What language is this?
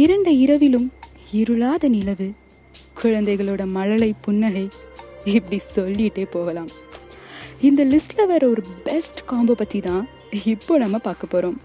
Tamil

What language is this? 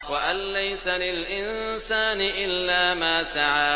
Arabic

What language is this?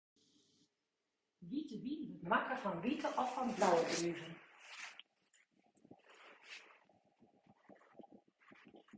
Western Frisian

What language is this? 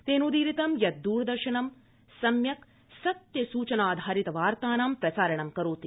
Sanskrit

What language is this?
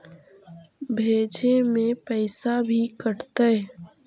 Magahi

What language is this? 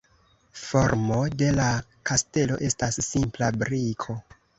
Esperanto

